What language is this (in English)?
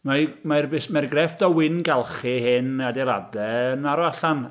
Welsh